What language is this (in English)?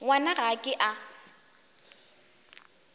Northern Sotho